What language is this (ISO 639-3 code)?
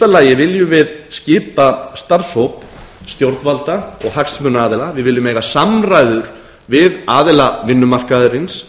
isl